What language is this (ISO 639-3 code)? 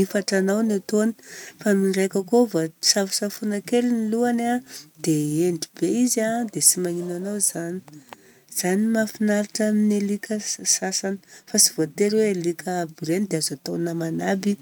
bzc